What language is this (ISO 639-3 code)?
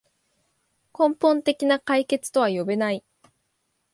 jpn